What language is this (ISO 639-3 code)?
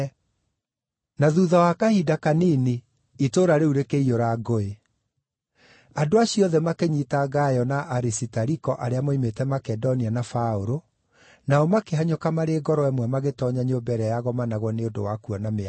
kik